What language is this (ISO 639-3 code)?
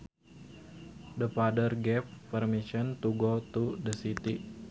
sun